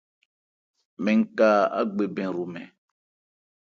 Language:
Ebrié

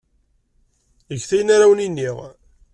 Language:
Kabyle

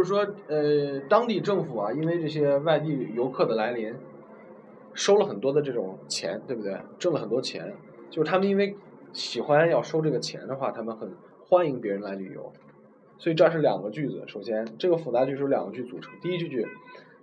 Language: Chinese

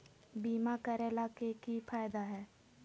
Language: Magahi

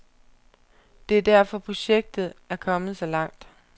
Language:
Danish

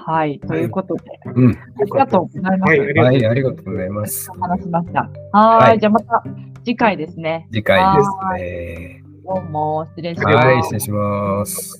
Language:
Japanese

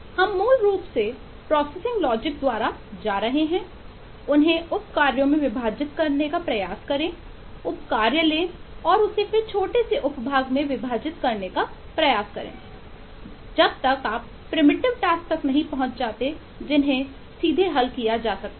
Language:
Hindi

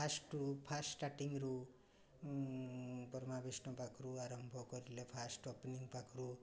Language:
Odia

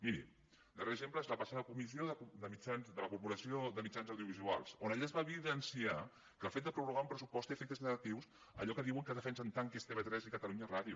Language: Catalan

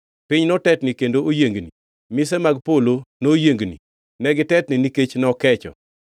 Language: Luo (Kenya and Tanzania)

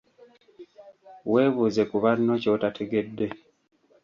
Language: Ganda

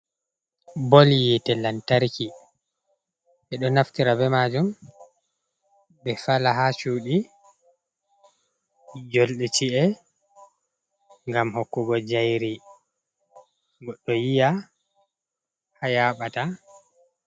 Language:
Fula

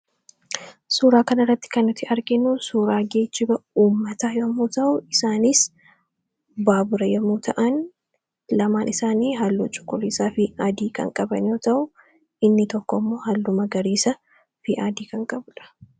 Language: Oromo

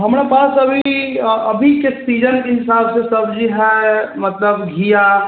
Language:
Maithili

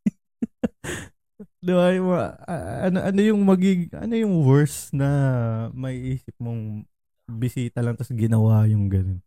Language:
Filipino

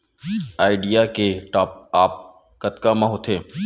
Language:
Chhattisgarhi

